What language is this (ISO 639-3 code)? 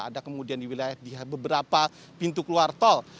ind